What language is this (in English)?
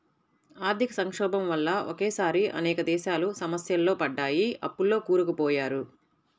Telugu